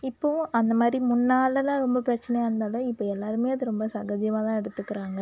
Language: Tamil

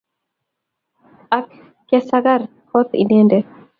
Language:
Kalenjin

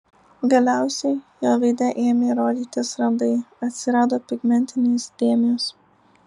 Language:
Lithuanian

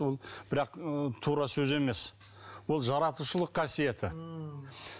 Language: Kazakh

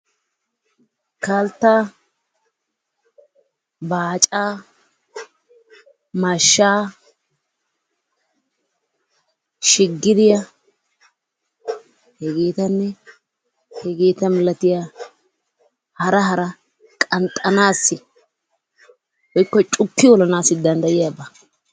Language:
Wolaytta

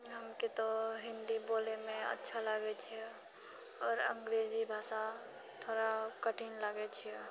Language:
Maithili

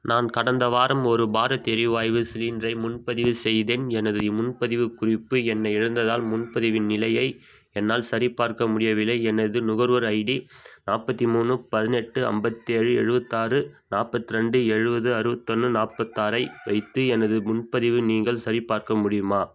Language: Tamil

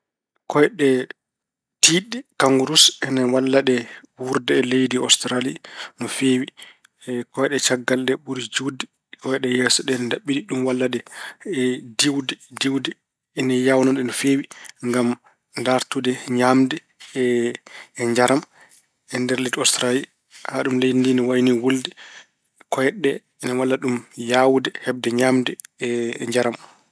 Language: Fula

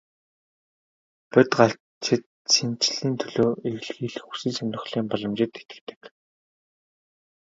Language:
Mongolian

